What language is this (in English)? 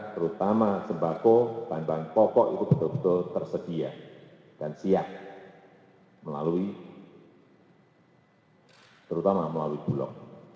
Indonesian